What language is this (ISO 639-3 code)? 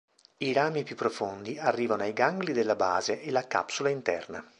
ita